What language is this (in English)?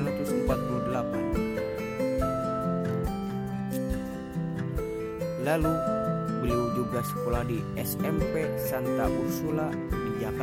Indonesian